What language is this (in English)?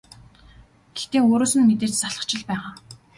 Mongolian